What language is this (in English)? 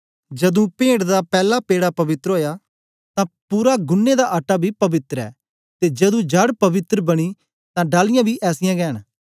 Dogri